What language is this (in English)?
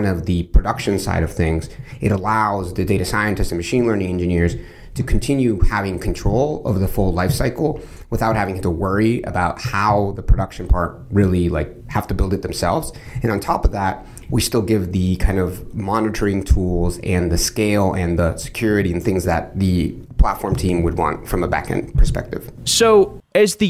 English